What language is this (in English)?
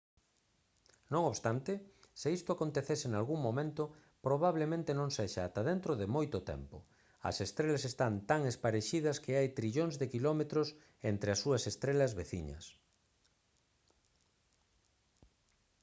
Galician